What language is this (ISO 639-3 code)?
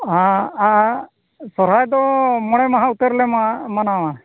sat